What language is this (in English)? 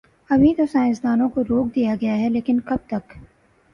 Urdu